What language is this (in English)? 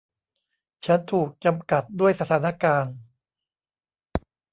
Thai